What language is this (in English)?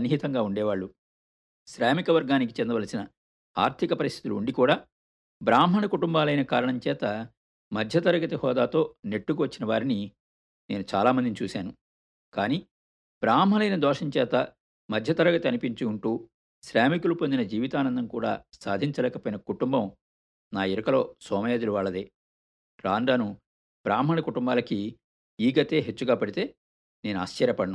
Telugu